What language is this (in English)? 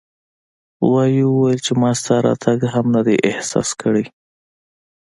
Pashto